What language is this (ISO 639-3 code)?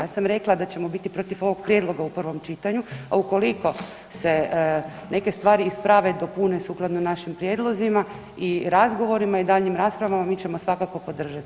hrv